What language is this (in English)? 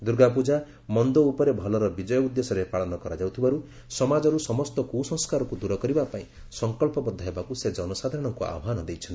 Odia